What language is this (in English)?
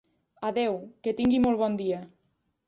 Catalan